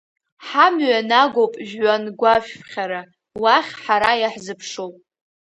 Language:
Abkhazian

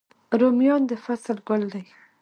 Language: Pashto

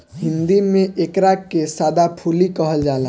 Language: Bhojpuri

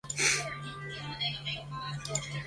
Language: Chinese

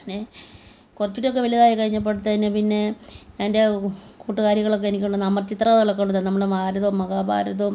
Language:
Malayalam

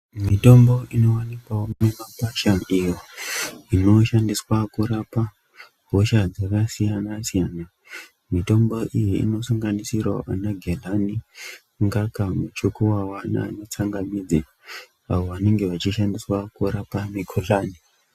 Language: Ndau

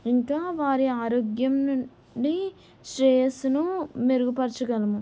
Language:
Telugu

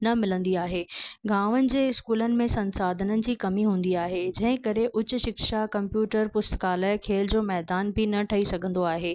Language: Sindhi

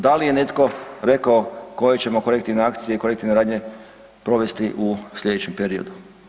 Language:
Croatian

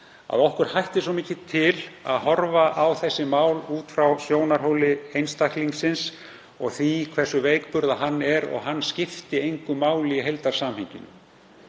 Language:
Icelandic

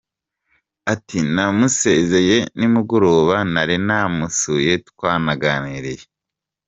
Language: Kinyarwanda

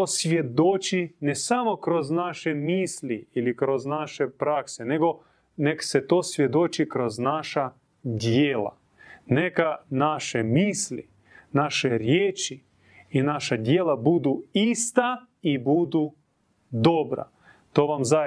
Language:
Croatian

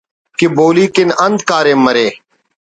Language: Brahui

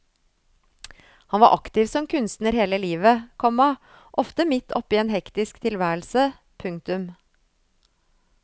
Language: Norwegian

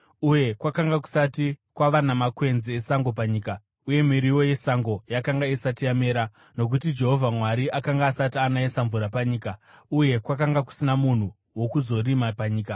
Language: Shona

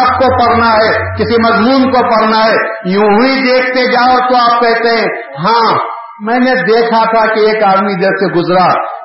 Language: Urdu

